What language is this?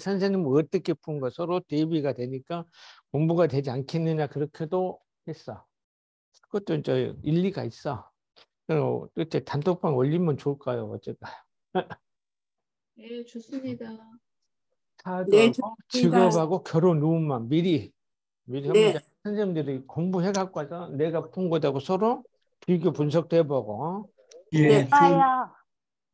Korean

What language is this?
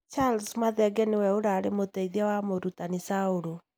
Kikuyu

